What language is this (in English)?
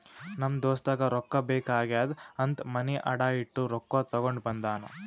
Kannada